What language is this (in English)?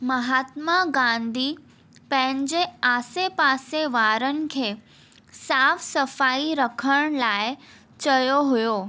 Sindhi